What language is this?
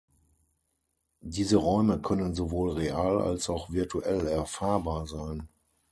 German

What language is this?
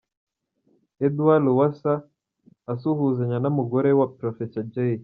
Kinyarwanda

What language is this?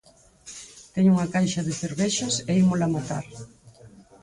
Galician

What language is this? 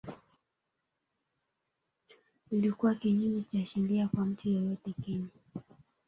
Swahili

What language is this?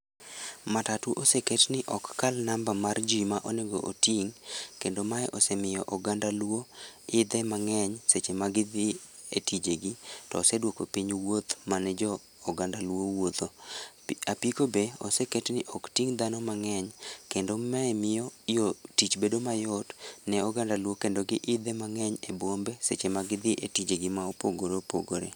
Luo (Kenya and Tanzania)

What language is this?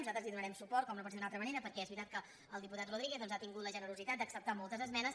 Catalan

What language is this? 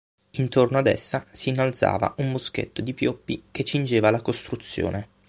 Italian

